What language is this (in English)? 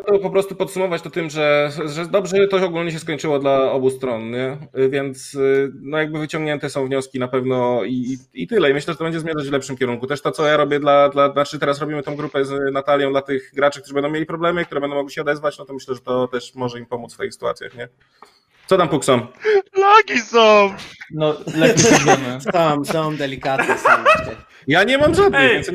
Polish